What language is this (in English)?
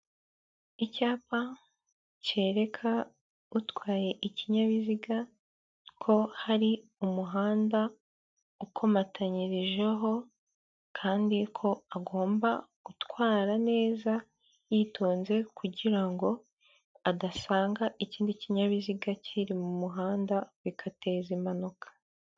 Kinyarwanda